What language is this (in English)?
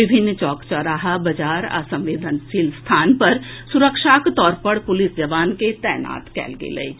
Maithili